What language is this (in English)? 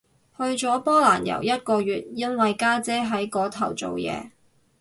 Cantonese